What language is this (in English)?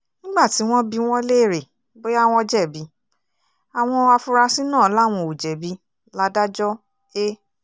Yoruba